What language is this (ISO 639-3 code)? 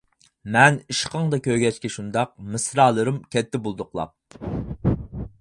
uig